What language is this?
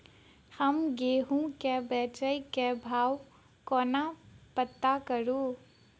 Maithili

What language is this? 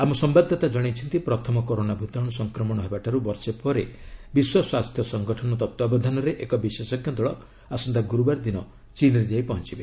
Odia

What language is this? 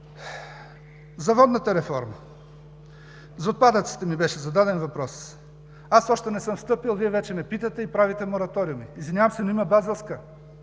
Bulgarian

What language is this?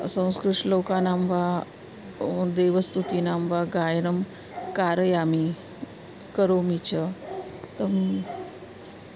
Sanskrit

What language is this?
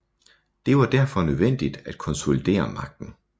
Danish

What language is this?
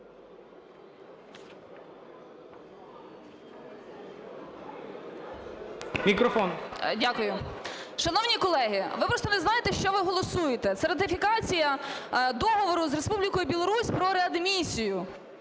Ukrainian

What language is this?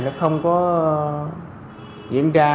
Vietnamese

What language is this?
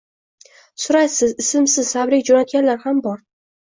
Uzbek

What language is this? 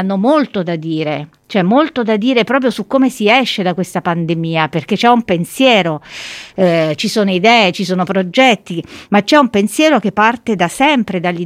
Italian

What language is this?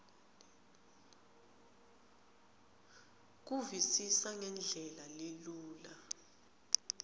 Swati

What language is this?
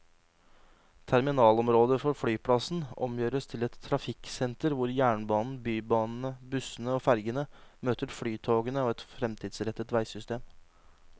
Norwegian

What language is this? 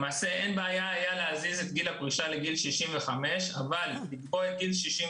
Hebrew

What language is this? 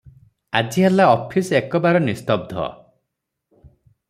Odia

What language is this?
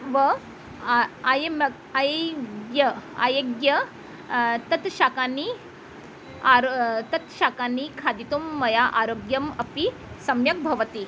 Sanskrit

